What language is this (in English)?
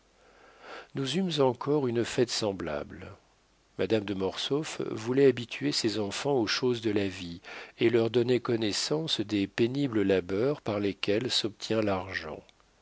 French